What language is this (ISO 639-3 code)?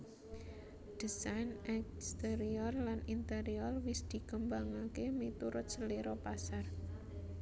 jav